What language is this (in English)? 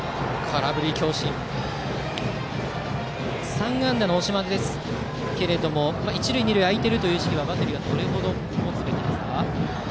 Japanese